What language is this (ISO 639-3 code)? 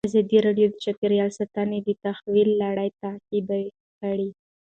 pus